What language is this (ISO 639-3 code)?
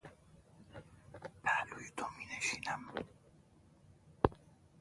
fas